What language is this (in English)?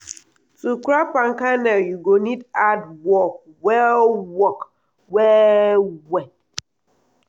Nigerian Pidgin